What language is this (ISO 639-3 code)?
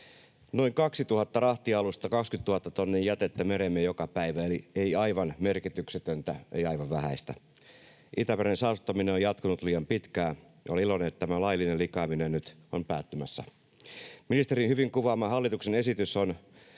fin